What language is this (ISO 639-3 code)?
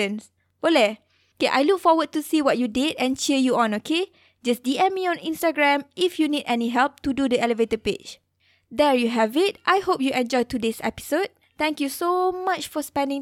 msa